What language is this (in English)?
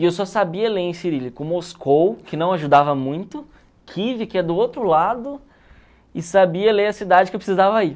Portuguese